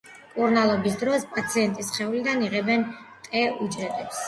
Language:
Georgian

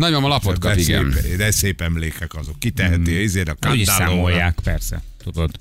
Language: Hungarian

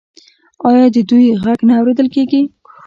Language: Pashto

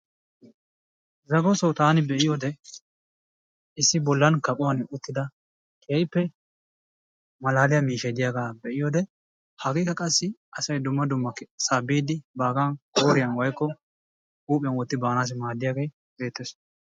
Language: Wolaytta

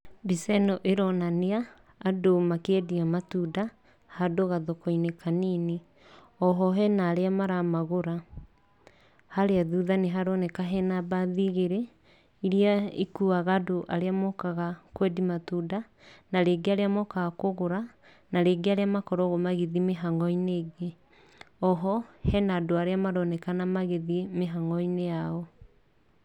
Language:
Kikuyu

